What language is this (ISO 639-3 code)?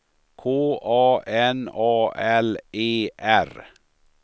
swe